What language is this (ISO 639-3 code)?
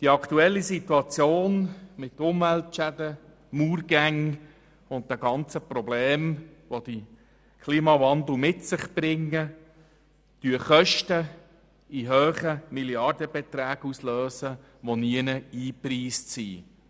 gsw